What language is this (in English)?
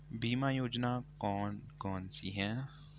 Hindi